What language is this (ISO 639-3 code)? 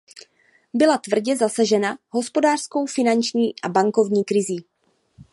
ces